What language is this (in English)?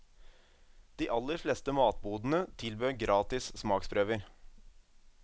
Norwegian